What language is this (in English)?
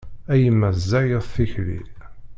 Kabyle